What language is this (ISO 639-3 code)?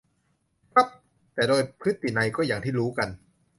tha